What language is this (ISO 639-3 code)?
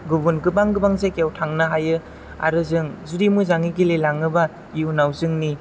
brx